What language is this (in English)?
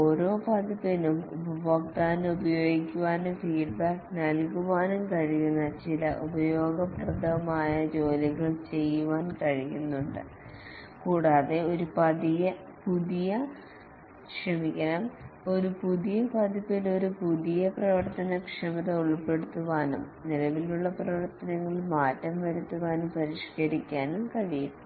Malayalam